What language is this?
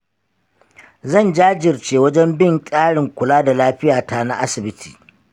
Hausa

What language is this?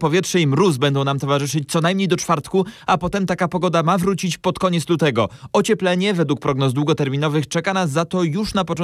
Polish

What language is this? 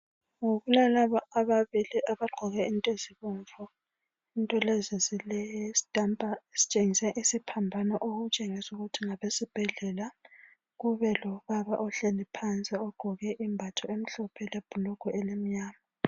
North Ndebele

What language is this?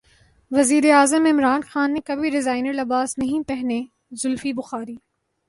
Urdu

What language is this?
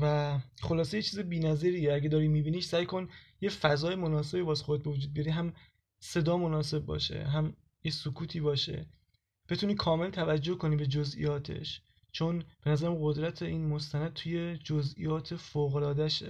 Persian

